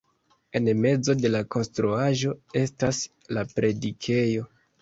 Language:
Esperanto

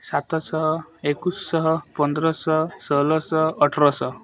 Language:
Odia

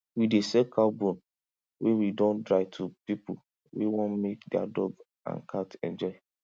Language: Nigerian Pidgin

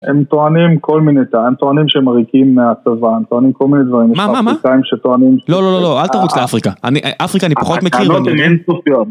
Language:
Hebrew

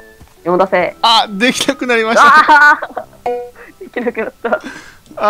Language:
Japanese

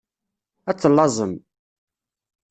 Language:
Kabyle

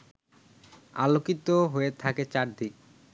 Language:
Bangla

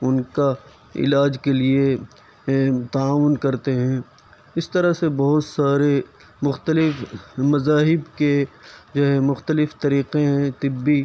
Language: Urdu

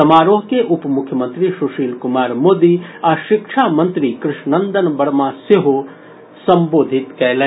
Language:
Maithili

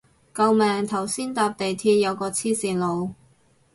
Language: Cantonese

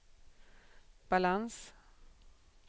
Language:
Swedish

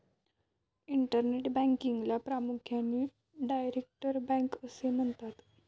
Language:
Marathi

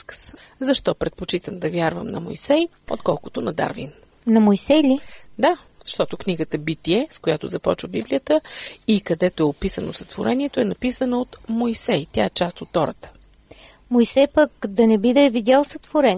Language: Bulgarian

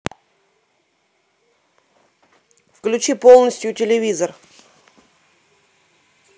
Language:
Russian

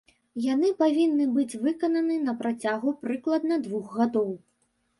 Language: Belarusian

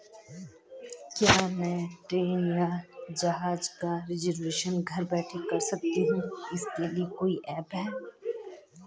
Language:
Hindi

